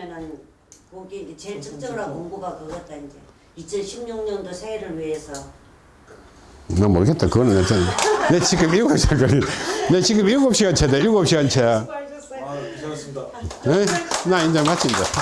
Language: Korean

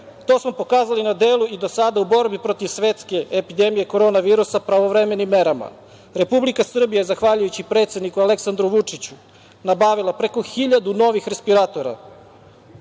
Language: Serbian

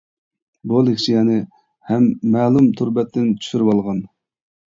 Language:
Uyghur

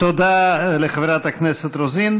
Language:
Hebrew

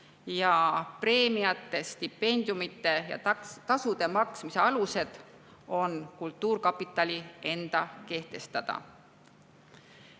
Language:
Estonian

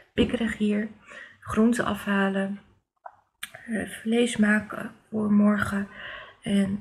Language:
Dutch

